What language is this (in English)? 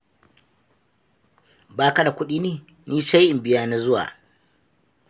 Hausa